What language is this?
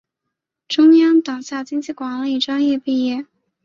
Chinese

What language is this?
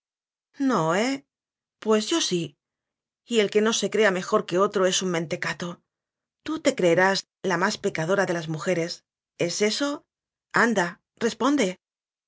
Spanish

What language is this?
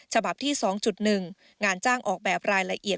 Thai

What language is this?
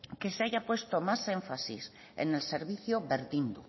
Spanish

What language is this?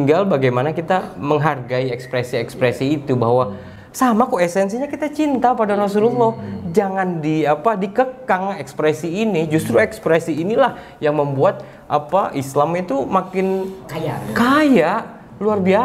Indonesian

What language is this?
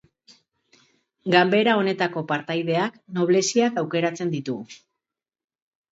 Basque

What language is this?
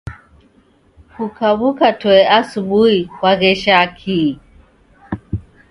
Taita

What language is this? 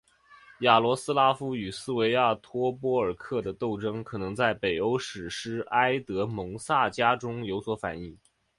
Chinese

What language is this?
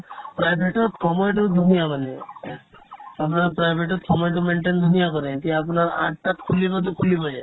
Assamese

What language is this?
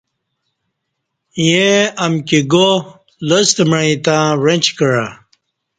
Kati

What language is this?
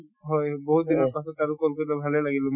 Assamese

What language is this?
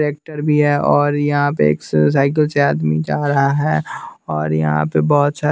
Hindi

